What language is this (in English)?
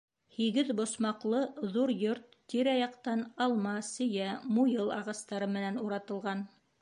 Bashkir